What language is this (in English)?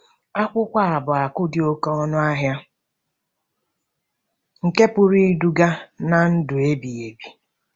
Igbo